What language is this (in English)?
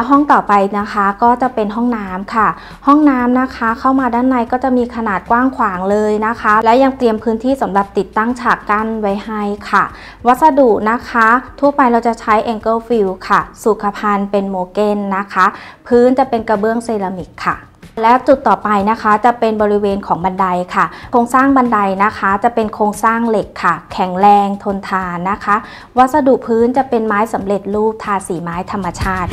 Thai